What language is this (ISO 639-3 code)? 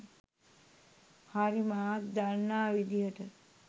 sin